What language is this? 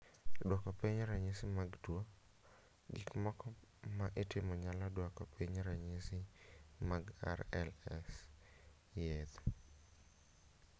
Luo (Kenya and Tanzania)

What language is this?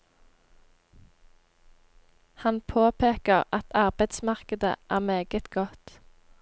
Norwegian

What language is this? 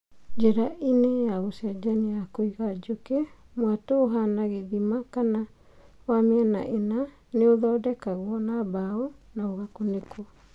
Kikuyu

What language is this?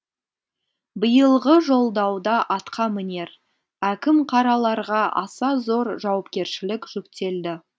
Kazakh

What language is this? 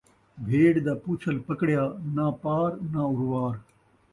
Saraiki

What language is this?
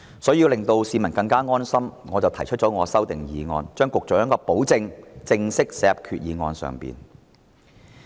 Cantonese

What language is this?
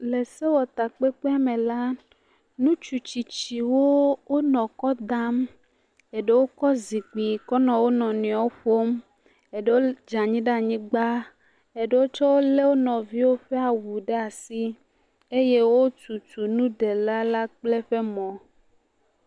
Ewe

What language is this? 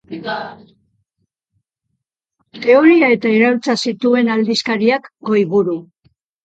Basque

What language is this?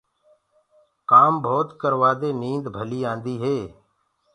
Gurgula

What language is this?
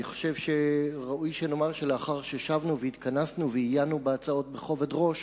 Hebrew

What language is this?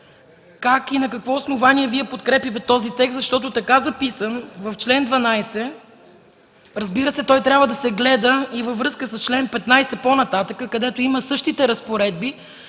Bulgarian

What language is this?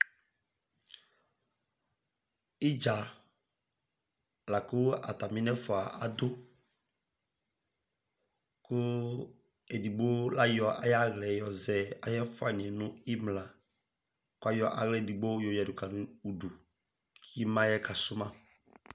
Ikposo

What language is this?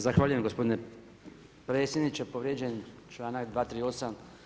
Croatian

